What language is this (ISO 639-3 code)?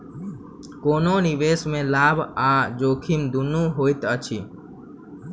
mai